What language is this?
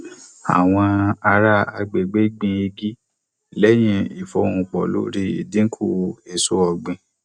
Yoruba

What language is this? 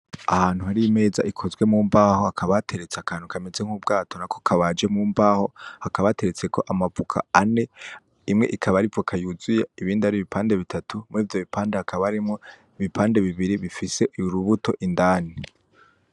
Rundi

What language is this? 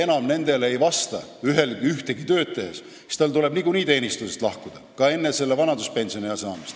Estonian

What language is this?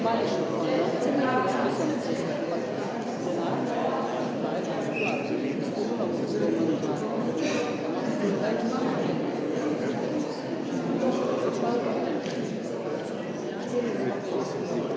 Slovenian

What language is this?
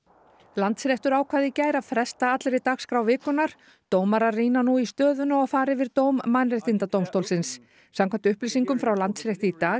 Icelandic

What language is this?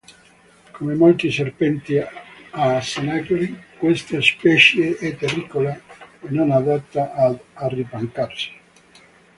Italian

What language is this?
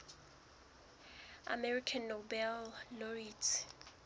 Southern Sotho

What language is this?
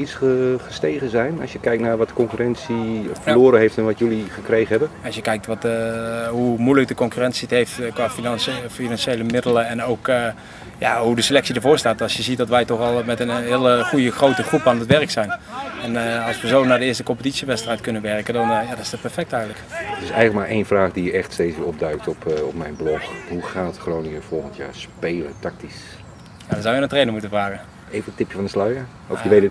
Dutch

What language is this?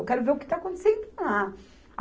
Portuguese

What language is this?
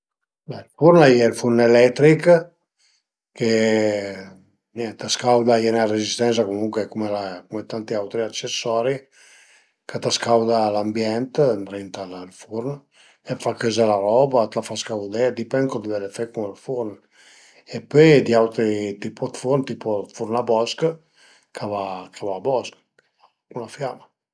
Piedmontese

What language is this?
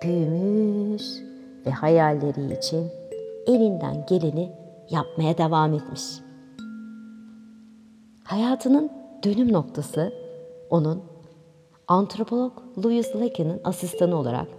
Turkish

